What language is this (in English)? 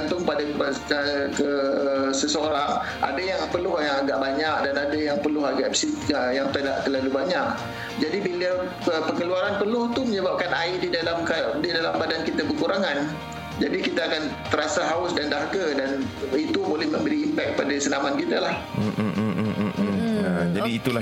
Malay